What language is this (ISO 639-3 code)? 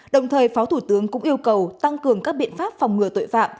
vie